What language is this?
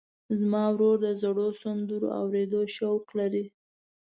Pashto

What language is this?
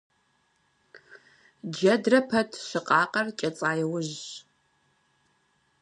Kabardian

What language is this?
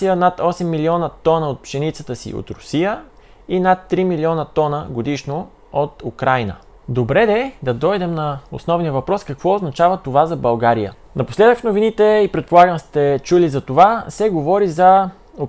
Bulgarian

